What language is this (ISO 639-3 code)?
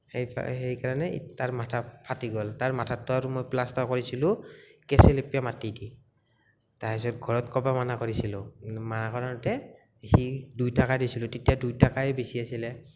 asm